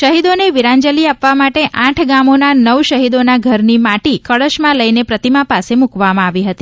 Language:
Gujarati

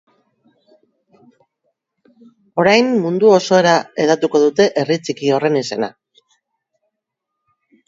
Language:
Basque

